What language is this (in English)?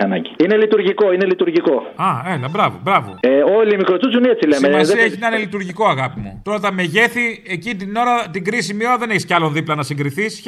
Greek